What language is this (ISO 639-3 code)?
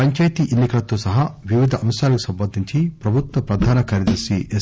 tel